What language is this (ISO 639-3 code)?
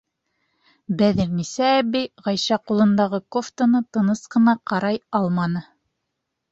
bak